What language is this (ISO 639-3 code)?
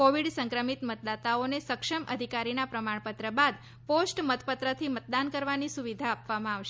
guj